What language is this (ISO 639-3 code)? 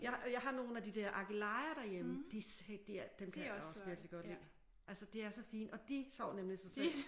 dan